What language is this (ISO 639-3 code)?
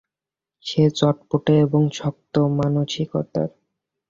ben